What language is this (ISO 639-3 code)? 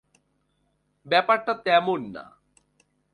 ben